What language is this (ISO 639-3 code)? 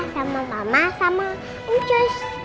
ind